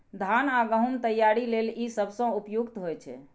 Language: Maithili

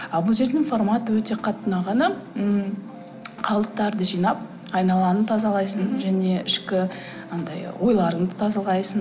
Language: Kazakh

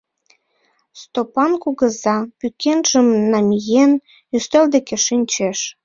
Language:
Mari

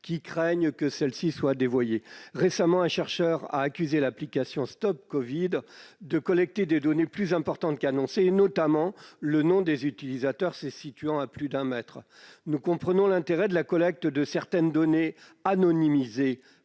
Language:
French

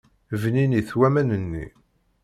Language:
Kabyle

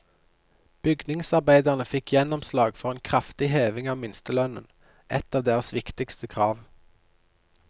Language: Norwegian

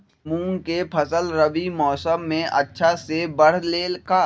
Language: Magahi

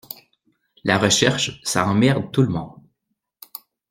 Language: French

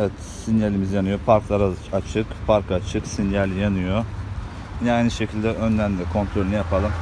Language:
Turkish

